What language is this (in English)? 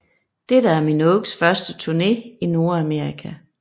Danish